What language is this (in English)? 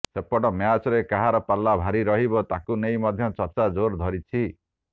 Odia